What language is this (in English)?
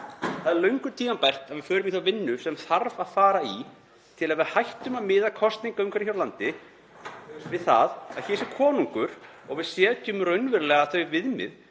Icelandic